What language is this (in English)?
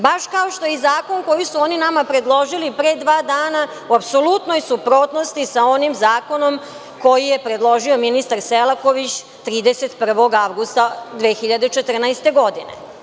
Serbian